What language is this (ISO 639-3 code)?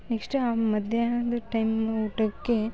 kan